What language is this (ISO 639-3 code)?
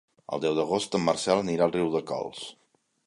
cat